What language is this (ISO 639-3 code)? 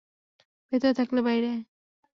ben